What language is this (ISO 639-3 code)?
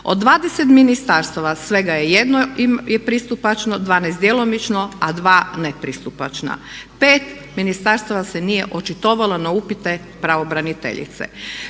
hrv